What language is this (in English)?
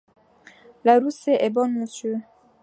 French